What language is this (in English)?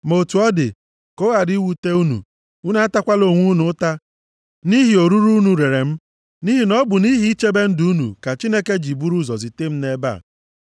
Igbo